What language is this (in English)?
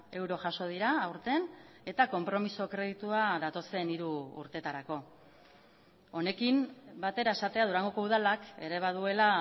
Basque